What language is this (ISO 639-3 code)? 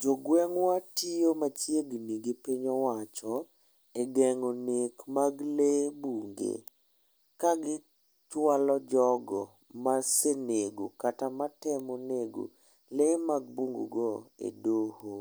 luo